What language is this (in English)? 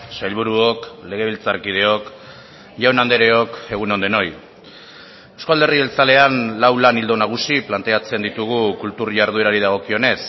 Basque